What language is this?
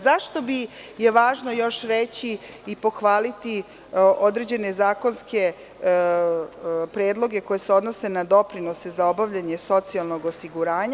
Serbian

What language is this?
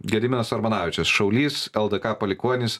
Lithuanian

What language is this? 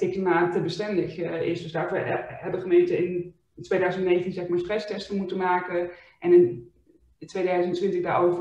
Dutch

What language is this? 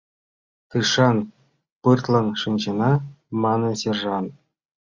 Mari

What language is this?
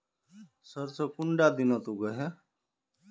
Magahi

